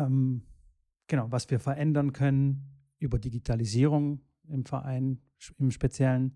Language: German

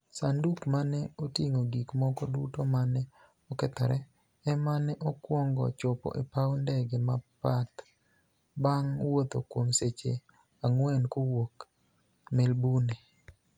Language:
Luo (Kenya and Tanzania)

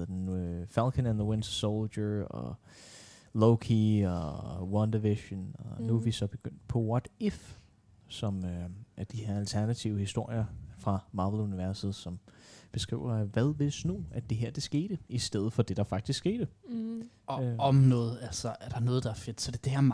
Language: Danish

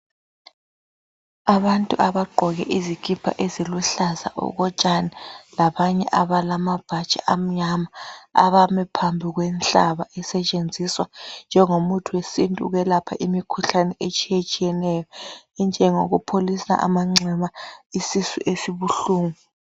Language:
North Ndebele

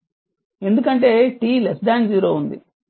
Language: Telugu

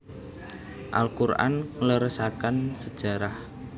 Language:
Javanese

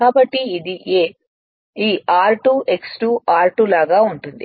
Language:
Telugu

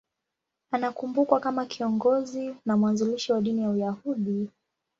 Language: Swahili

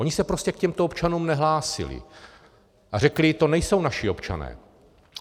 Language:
Czech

